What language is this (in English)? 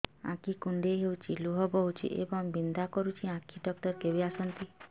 Odia